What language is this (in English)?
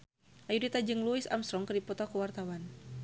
Sundanese